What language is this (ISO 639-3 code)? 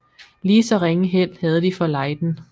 dan